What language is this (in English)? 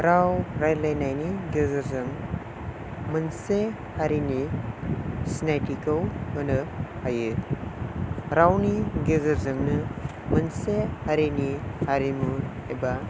Bodo